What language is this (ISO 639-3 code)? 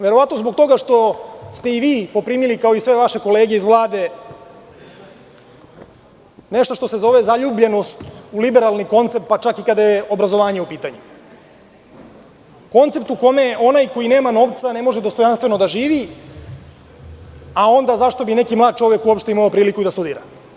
srp